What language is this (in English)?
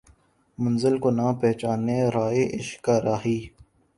Urdu